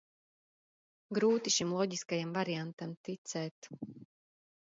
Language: Latvian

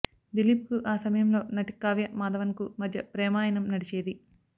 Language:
Telugu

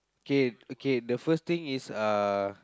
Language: English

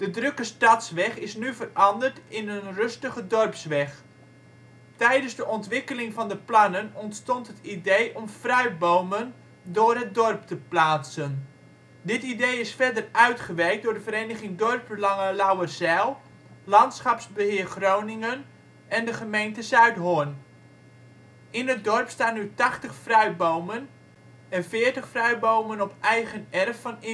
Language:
Dutch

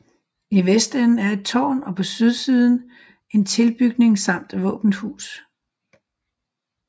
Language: Danish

